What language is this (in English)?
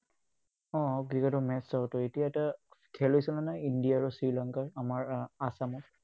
Assamese